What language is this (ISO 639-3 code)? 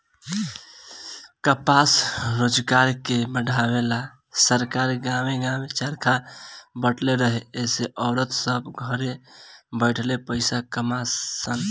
bho